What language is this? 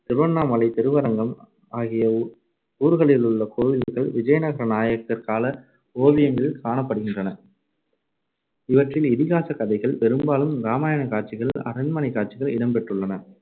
Tamil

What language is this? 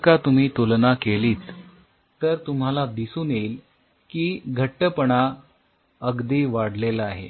Marathi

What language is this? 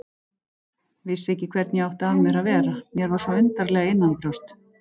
Icelandic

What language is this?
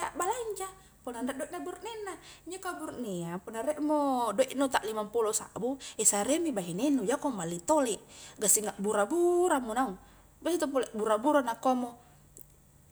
Highland Konjo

